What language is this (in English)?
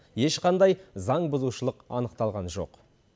Kazakh